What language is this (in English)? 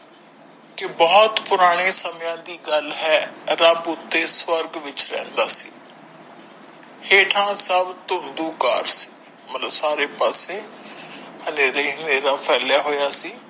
Punjabi